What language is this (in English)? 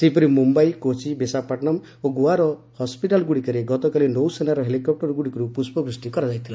Odia